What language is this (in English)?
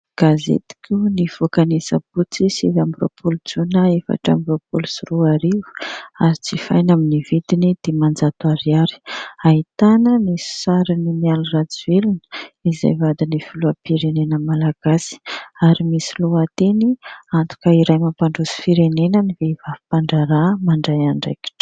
Malagasy